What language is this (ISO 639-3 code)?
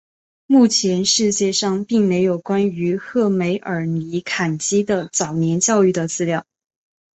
zho